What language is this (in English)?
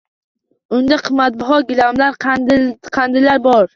Uzbek